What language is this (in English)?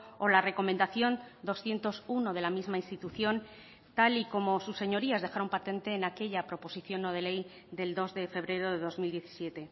Spanish